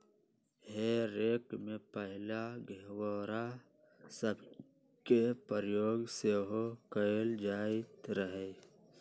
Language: Magahi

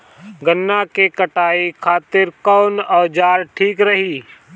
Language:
Bhojpuri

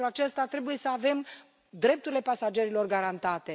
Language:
Romanian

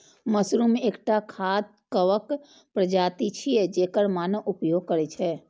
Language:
Maithili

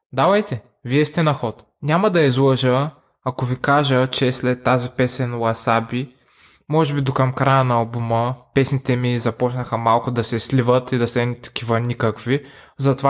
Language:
Bulgarian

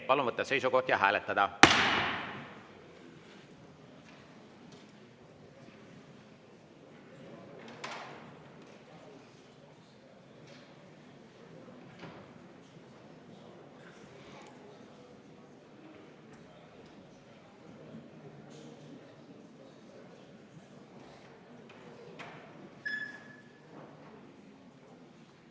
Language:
Estonian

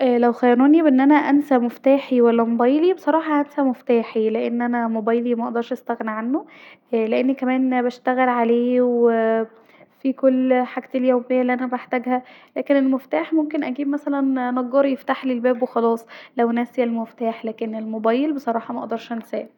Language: Egyptian Arabic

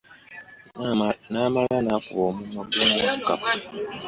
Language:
Ganda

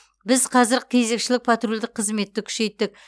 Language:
Kazakh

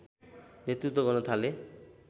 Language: Nepali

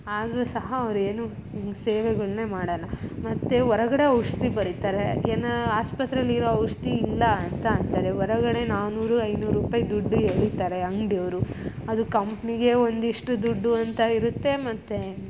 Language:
Kannada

